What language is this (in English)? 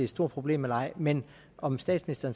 Danish